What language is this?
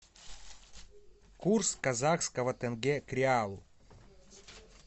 Russian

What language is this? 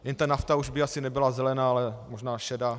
Czech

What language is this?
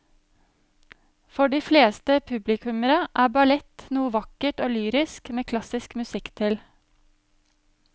Norwegian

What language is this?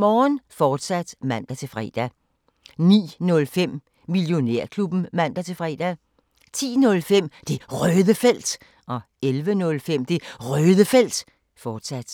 Danish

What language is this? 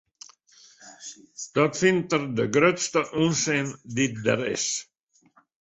Western Frisian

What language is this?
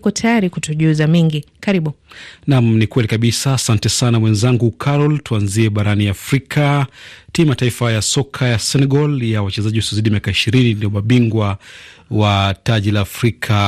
Swahili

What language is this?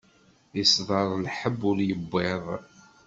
Kabyle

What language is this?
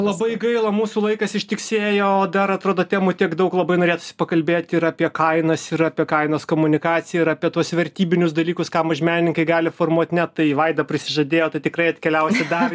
Lithuanian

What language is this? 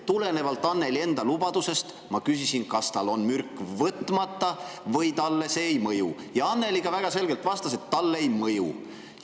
Estonian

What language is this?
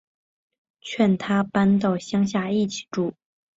Chinese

